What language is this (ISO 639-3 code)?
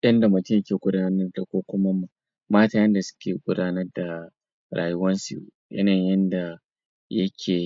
hau